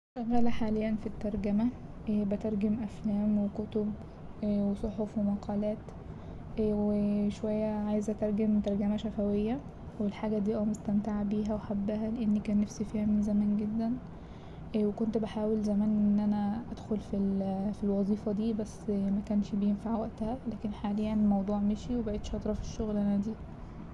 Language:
Egyptian Arabic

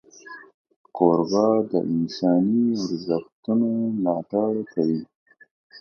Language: Pashto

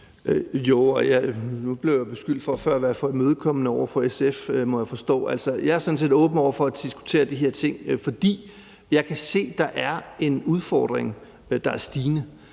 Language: Danish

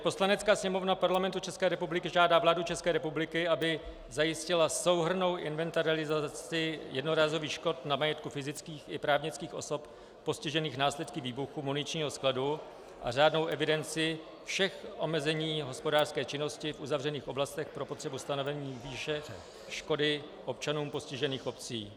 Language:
Czech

